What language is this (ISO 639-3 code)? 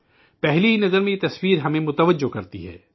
urd